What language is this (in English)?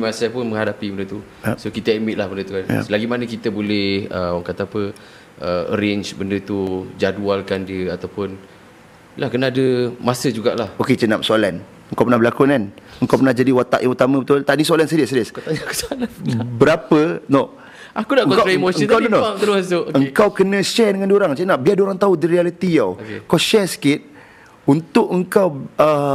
Malay